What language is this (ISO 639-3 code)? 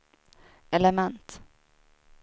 swe